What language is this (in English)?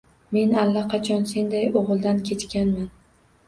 Uzbek